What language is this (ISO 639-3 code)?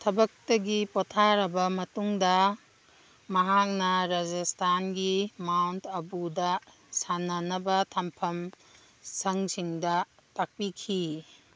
mni